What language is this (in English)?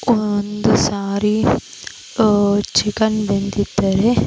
Kannada